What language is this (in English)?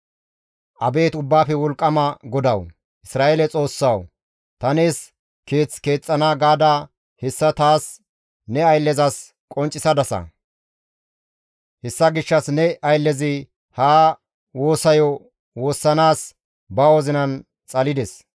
Gamo